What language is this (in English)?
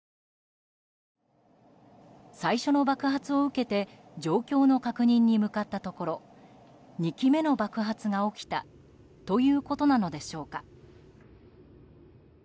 Japanese